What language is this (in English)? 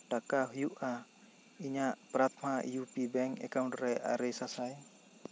Santali